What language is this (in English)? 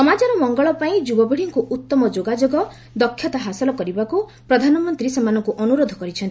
Odia